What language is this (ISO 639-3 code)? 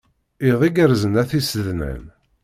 kab